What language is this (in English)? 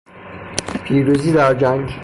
Persian